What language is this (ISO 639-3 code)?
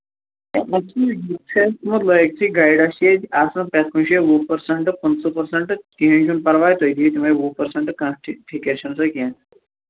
kas